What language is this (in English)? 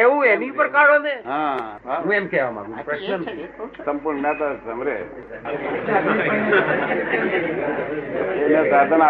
Gujarati